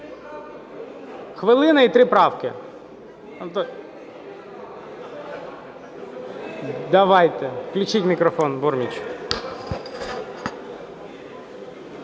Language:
Ukrainian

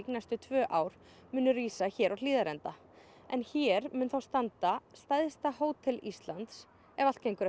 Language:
Icelandic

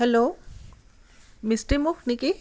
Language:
Assamese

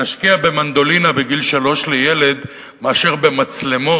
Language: Hebrew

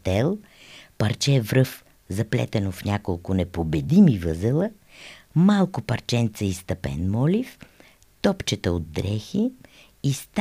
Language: Bulgarian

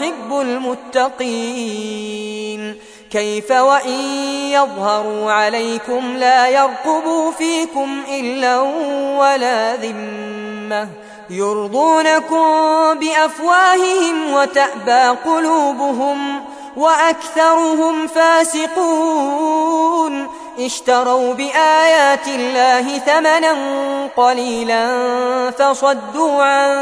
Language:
Arabic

